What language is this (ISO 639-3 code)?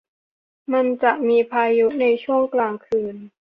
tha